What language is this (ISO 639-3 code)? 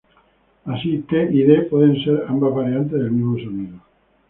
spa